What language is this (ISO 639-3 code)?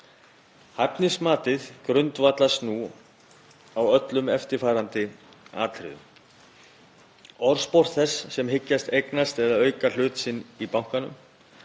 isl